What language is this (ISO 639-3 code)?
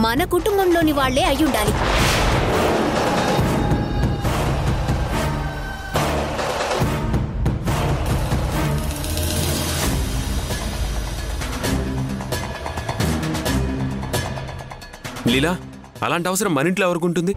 tel